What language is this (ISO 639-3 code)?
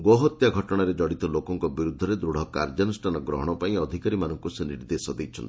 ori